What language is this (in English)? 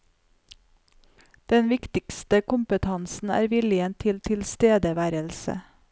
Norwegian